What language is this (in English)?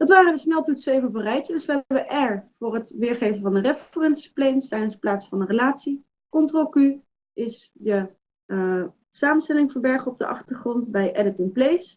Dutch